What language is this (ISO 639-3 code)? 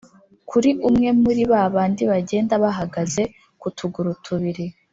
kin